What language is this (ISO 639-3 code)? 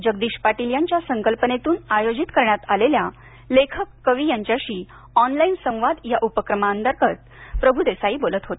mar